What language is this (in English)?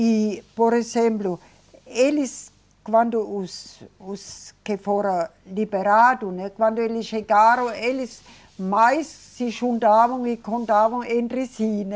Portuguese